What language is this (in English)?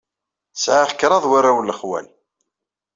Kabyle